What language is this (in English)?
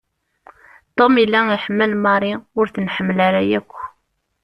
Kabyle